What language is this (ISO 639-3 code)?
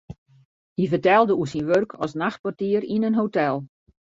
fry